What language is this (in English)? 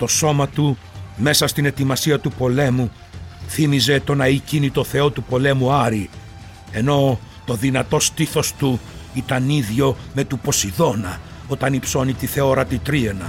Greek